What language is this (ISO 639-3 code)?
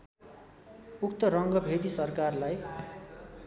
nep